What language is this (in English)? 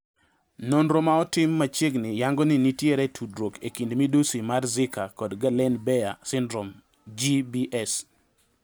Luo (Kenya and Tanzania)